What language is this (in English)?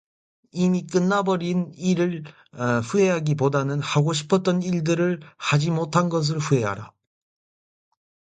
Korean